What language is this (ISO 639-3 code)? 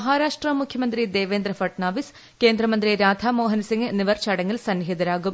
mal